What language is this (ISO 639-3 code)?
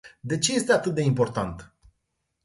ron